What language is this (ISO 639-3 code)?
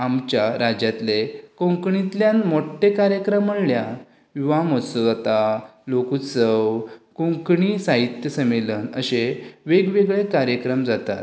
kok